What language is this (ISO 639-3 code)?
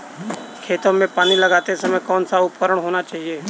hin